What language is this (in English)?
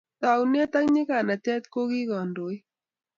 Kalenjin